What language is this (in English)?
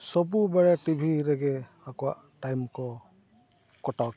Santali